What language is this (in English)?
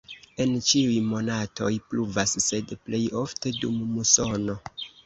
Esperanto